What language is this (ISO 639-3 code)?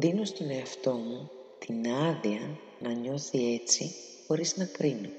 ell